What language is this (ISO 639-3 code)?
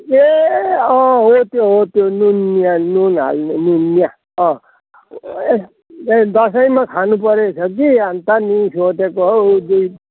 nep